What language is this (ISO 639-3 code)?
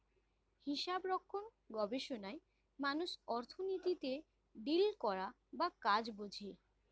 ben